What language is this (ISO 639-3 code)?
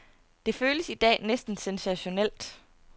dan